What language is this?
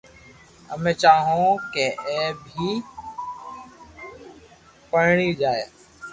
Loarki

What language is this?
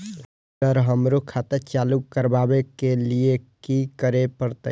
Maithili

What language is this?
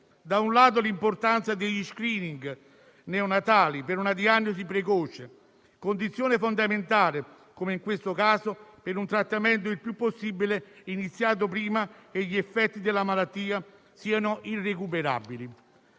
Italian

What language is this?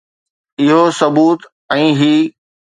Sindhi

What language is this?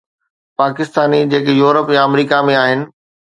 Sindhi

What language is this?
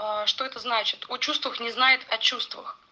Russian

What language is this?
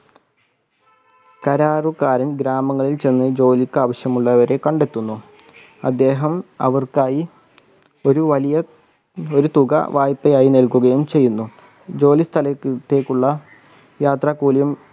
Malayalam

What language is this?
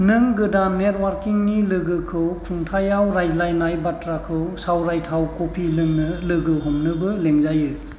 Bodo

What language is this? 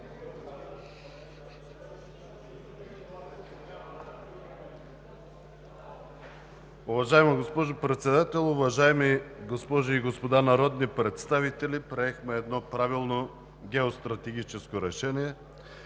Bulgarian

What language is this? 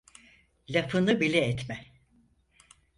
Turkish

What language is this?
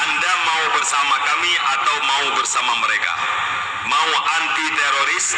Malay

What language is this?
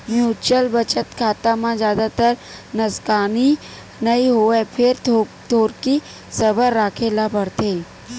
Chhattisgarhi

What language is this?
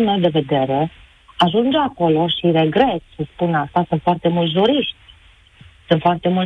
Romanian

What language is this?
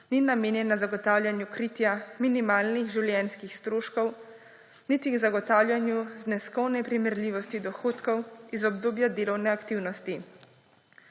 Slovenian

